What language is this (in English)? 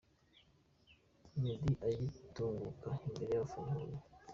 Kinyarwanda